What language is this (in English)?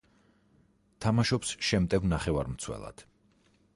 Georgian